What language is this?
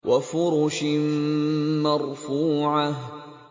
Arabic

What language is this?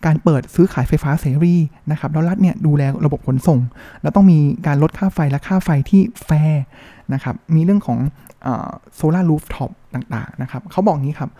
Thai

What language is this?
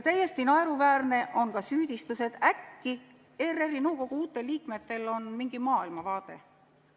Estonian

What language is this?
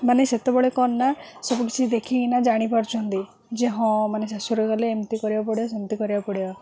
Odia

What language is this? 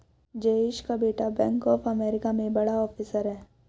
Hindi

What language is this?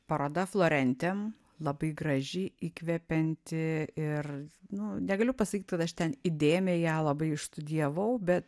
Lithuanian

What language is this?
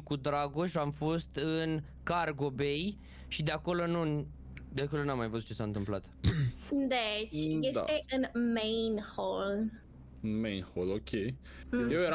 Romanian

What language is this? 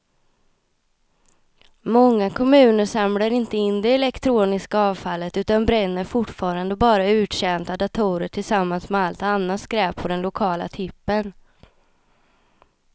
Swedish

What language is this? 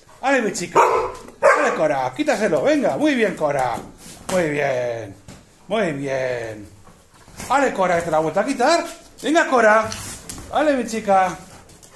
Spanish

